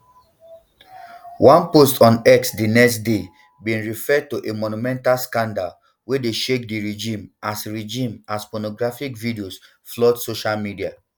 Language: Nigerian Pidgin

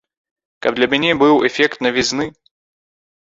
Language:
Belarusian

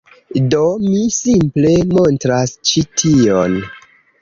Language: Esperanto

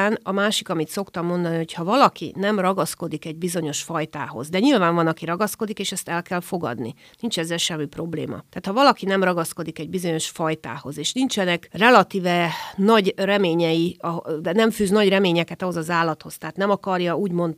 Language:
Hungarian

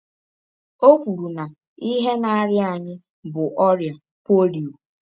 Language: Igbo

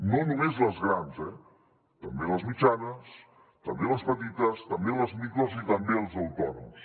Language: Catalan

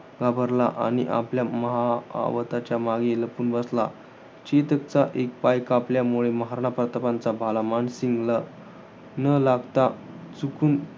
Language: Marathi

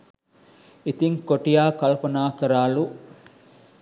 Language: Sinhala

